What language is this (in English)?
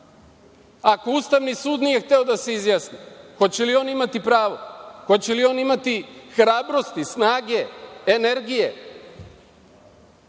Serbian